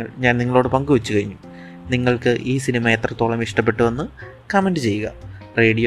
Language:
Malayalam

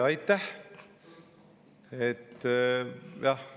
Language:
Estonian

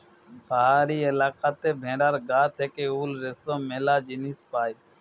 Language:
Bangla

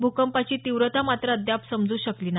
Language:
Marathi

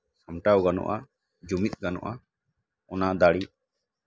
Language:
Santali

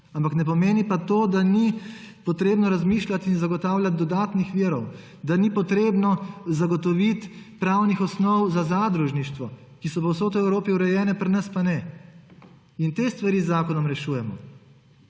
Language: Slovenian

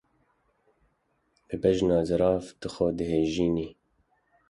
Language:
Kurdish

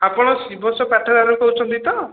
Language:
Odia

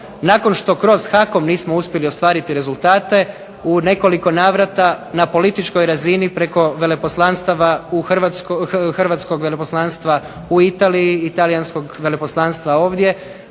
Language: Croatian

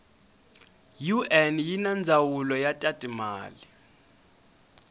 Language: Tsonga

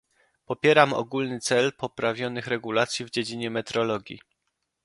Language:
Polish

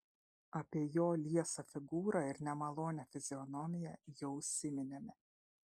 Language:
Lithuanian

